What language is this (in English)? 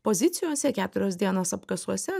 Lithuanian